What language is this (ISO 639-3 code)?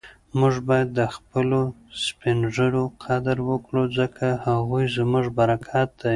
pus